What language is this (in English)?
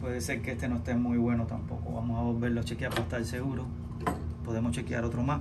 Spanish